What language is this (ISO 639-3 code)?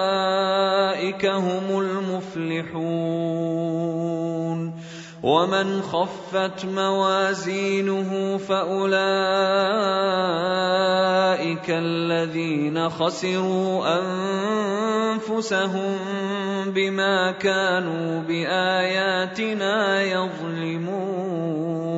ara